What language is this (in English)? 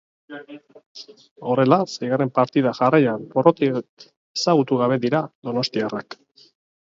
Basque